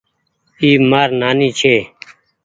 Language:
Goaria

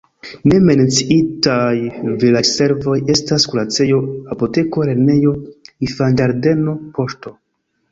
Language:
Esperanto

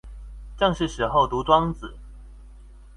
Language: Chinese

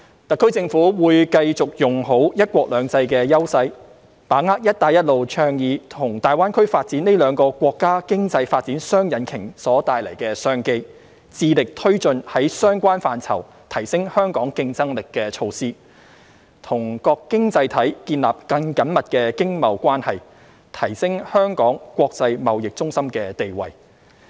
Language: Cantonese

